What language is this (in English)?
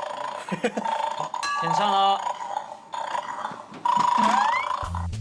Korean